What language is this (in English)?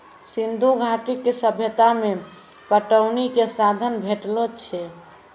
Maithili